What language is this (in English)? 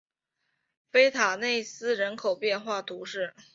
Chinese